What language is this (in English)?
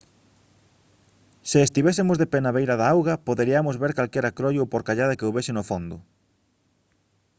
Galician